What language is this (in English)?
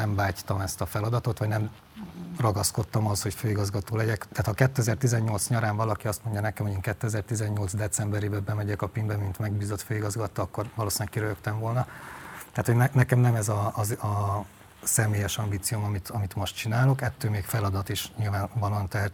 Hungarian